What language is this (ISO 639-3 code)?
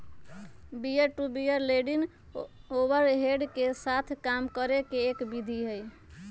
mag